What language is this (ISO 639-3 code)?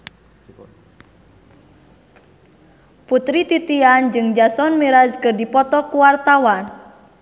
sun